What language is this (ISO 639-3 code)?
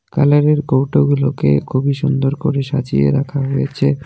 ben